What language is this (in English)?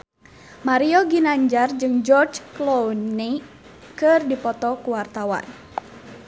Sundanese